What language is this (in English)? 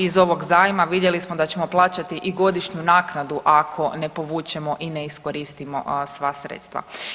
Croatian